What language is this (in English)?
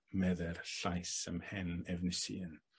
Welsh